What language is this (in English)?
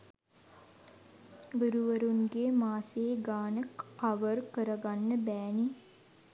Sinhala